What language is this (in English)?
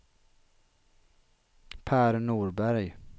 Swedish